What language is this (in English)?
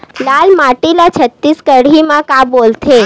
Chhattisgarhi